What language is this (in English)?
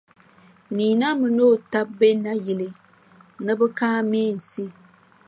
Dagbani